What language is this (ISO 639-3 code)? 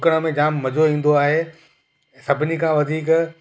snd